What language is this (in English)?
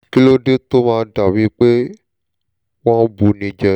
Yoruba